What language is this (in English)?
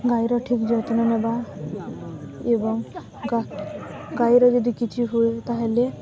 Odia